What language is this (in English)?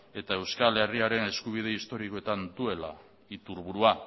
Basque